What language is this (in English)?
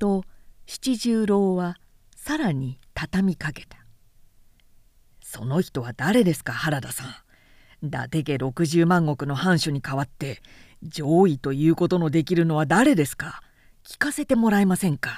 Japanese